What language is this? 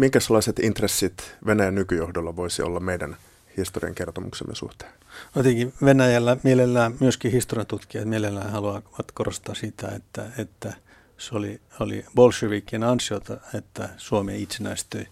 Finnish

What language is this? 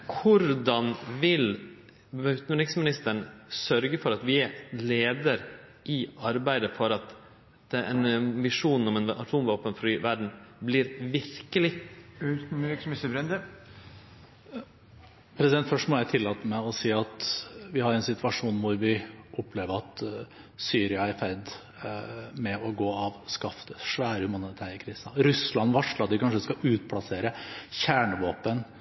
Norwegian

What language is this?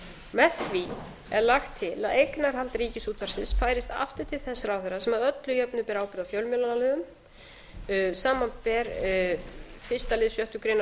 Icelandic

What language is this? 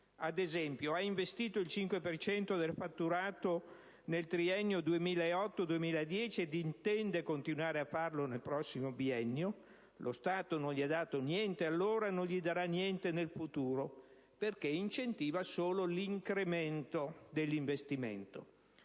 Italian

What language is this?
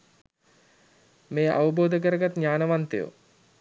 Sinhala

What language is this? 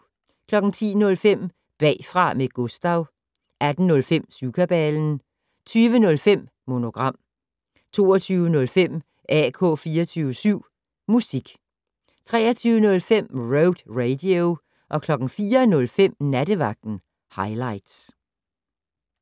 Danish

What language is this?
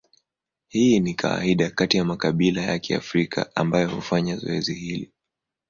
Swahili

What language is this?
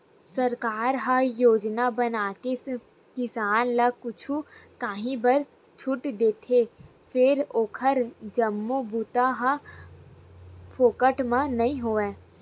Chhattisgarhi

